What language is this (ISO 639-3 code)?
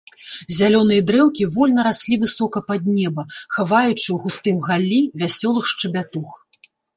bel